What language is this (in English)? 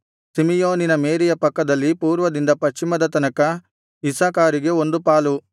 Kannada